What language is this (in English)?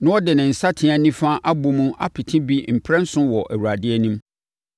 Akan